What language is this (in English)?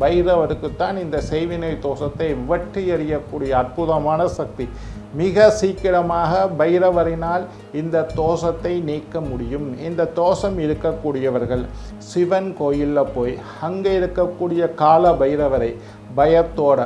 Indonesian